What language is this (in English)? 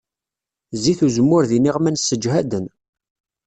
Kabyle